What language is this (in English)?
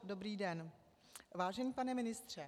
Czech